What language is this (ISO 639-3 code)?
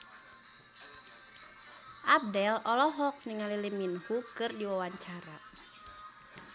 sun